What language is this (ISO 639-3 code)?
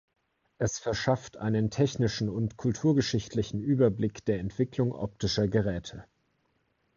deu